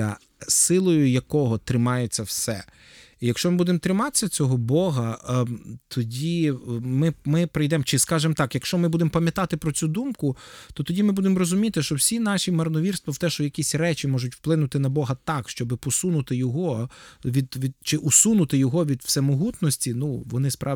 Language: Ukrainian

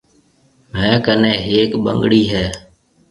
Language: Marwari (Pakistan)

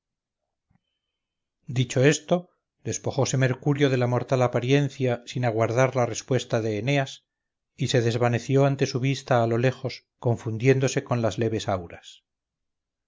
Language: Spanish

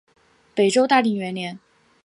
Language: Chinese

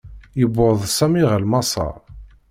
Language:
Kabyle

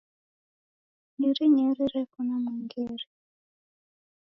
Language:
Taita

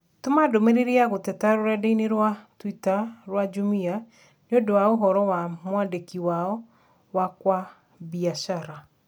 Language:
Kikuyu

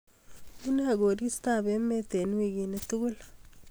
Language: Kalenjin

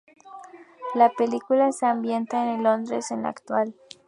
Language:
Spanish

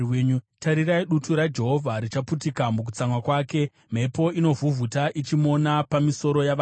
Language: Shona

